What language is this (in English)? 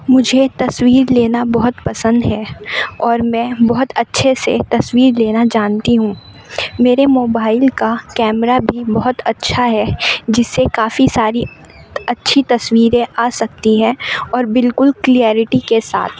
Urdu